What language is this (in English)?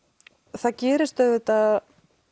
Icelandic